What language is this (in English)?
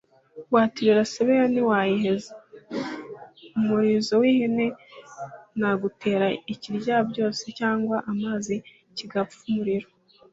Kinyarwanda